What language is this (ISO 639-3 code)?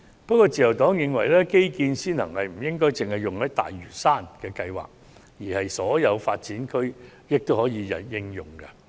yue